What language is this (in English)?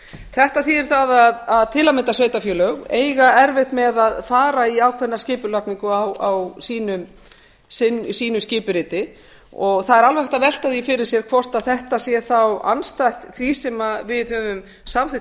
Icelandic